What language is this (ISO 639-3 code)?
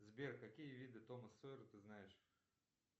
rus